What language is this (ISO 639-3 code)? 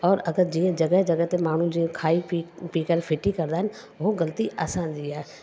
snd